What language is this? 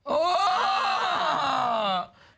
Thai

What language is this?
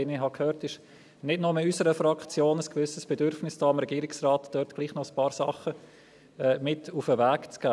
Swiss German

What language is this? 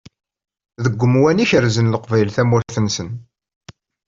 Kabyle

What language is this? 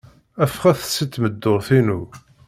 Kabyle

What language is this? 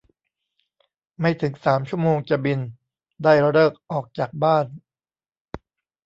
Thai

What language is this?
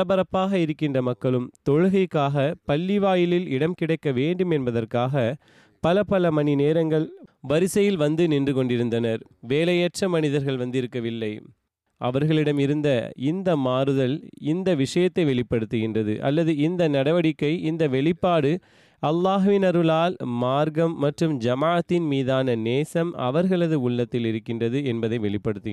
Tamil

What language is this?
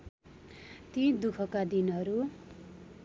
Nepali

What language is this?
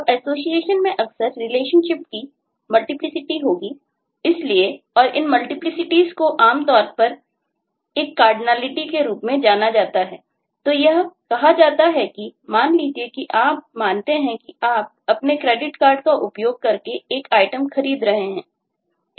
Hindi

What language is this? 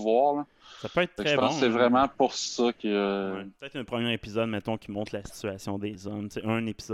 French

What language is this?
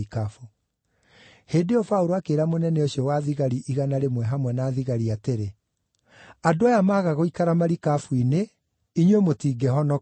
Kikuyu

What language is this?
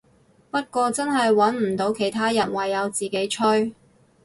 Cantonese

